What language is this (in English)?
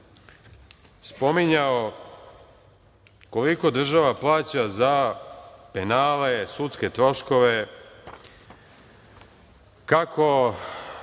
Serbian